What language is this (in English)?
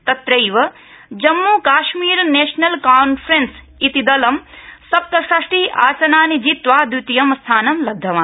Sanskrit